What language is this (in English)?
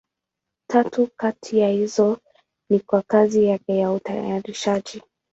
Swahili